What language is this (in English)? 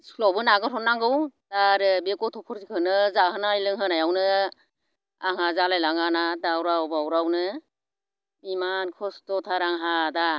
Bodo